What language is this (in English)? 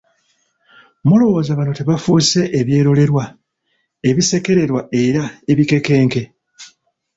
Ganda